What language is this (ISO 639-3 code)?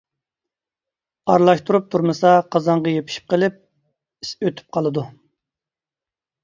uig